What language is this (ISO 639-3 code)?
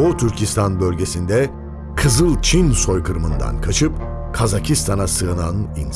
tur